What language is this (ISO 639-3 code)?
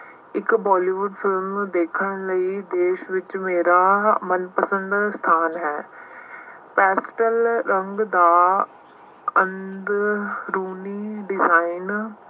pan